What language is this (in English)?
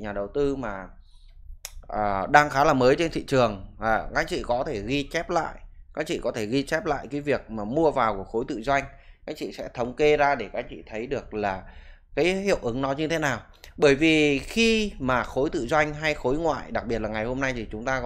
Vietnamese